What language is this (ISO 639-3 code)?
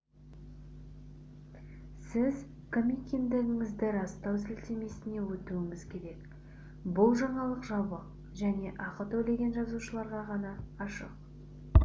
kaz